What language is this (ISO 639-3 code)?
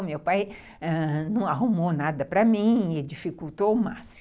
por